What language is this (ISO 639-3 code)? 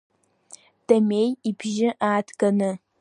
abk